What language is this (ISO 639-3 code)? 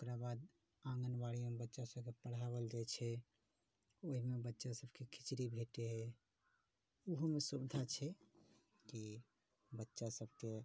mai